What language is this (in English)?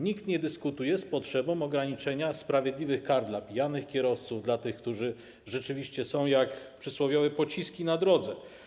Polish